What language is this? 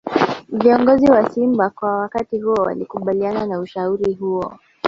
Swahili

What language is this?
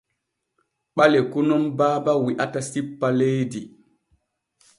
Borgu Fulfulde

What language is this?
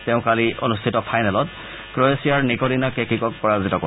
Assamese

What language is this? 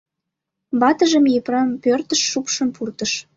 Mari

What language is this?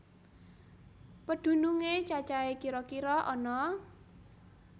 Javanese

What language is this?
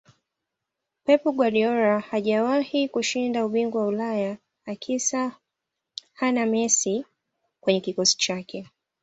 Swahili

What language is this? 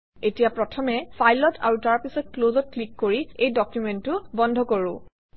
Assamese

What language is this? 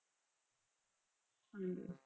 Punjabi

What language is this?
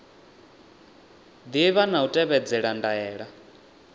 Venda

